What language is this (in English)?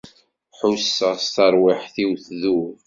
Kabyle